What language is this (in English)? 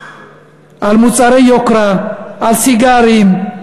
Hebrew